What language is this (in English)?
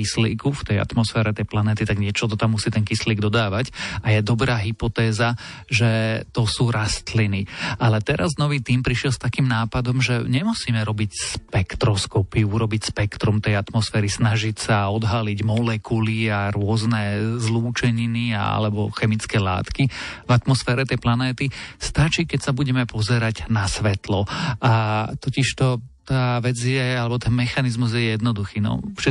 Slovak